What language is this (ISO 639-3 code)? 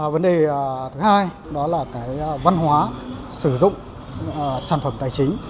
vie